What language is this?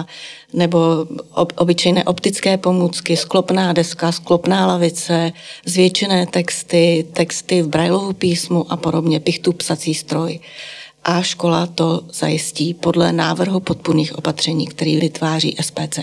Czech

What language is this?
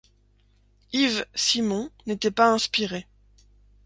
French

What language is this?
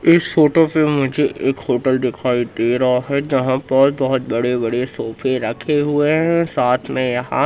Hindi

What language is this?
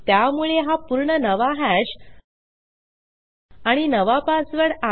Marathi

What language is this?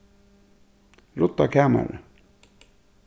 Faroese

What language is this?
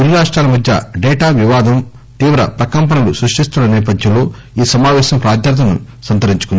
Telugu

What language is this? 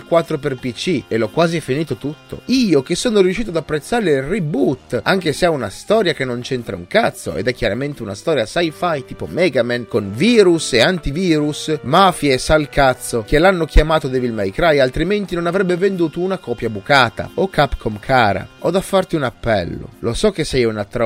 Italian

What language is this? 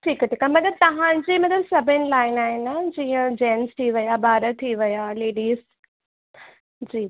Sindhi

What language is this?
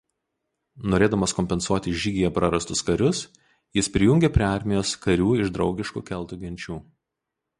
Lithuanian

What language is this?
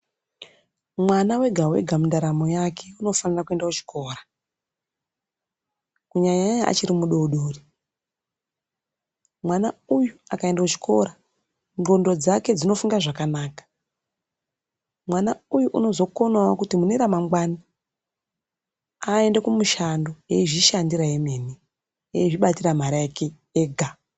Ndau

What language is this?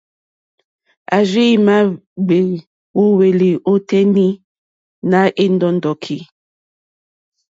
Mokpwe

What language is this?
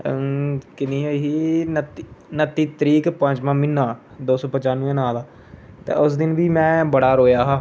Dogri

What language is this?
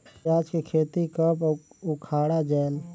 Chhattisgarhi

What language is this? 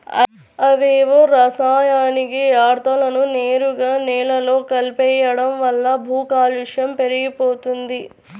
Telugu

